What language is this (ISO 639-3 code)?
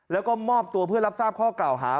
tha